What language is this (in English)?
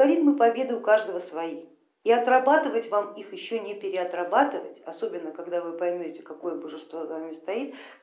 Russian